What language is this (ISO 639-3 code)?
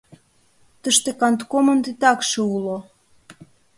chm